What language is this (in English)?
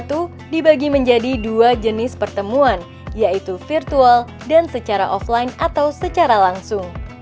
Indonesian